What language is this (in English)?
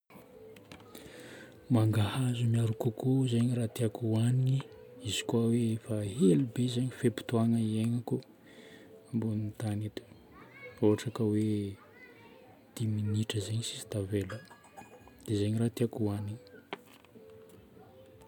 Northern Betsimisaraka Malagasy